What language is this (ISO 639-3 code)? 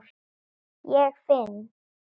isl